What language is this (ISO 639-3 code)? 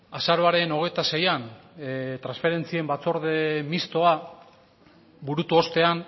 eus